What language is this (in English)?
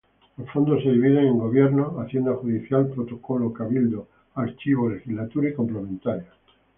Spanish